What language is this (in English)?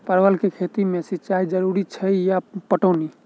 Maithili